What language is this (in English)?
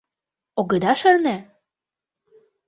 Mari